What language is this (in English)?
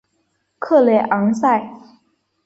Chinese